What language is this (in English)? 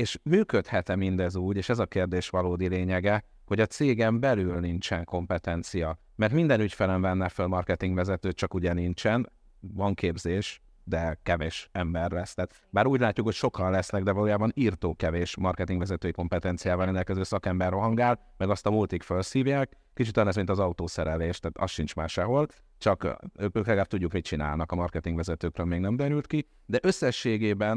Hungarian